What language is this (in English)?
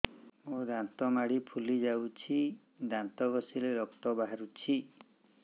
Odia